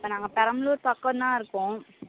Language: Tamil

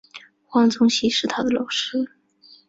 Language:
Chinese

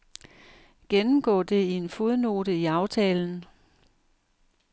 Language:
Danish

